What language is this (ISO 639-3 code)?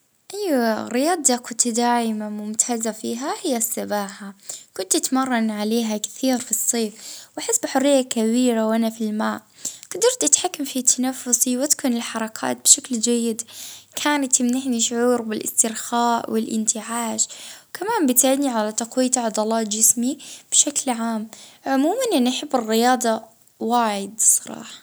ayl